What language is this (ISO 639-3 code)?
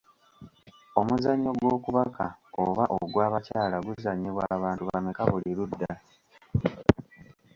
lug